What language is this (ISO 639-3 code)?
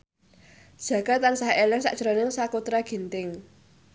jav